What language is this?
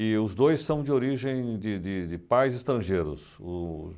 Portuguese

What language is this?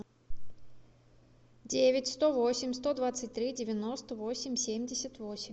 Russian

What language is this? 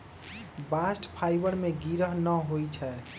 Magahi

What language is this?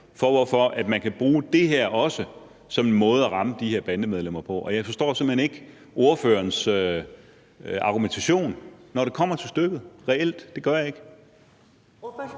Danish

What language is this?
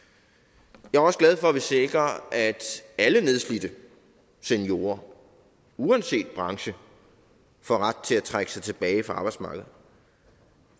Danish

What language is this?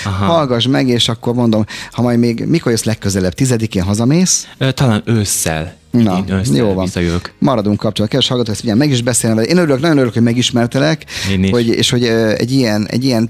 Hungarian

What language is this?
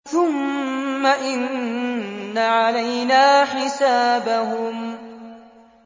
Arabic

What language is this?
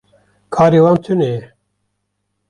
Kurdish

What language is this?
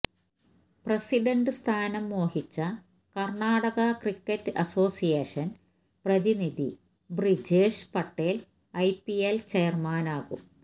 Malayalam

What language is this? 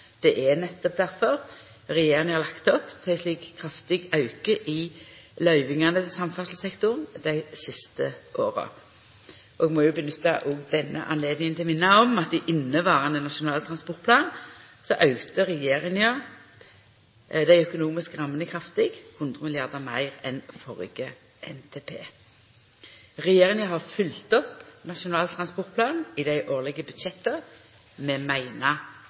Norwegian Nynorsk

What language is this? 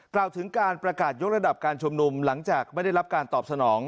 Thai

